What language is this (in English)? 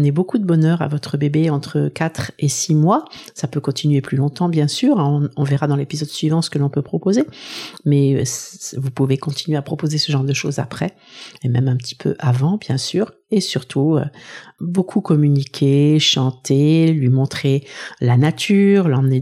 French